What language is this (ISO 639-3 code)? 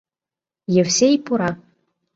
chm